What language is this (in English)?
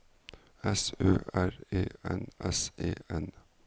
Norwegian